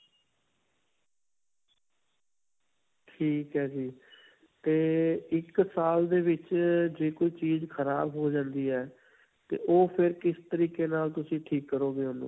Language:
Punjabi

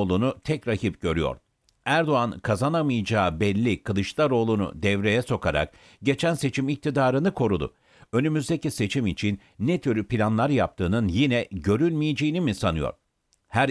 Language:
Turkish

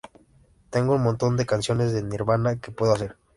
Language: Spanish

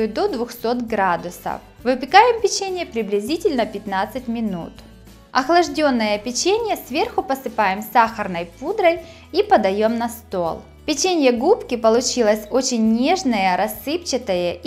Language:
Russian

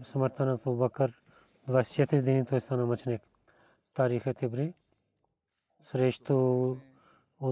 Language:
Bulgarian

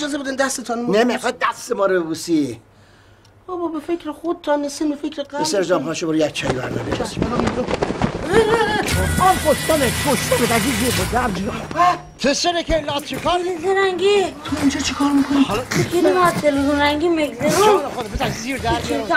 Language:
Persian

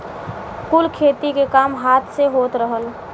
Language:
Bhojpuri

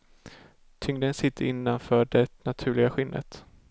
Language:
Swedish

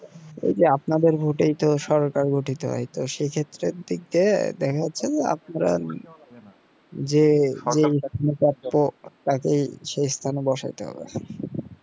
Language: Bangla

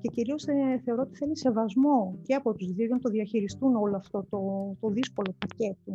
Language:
Greek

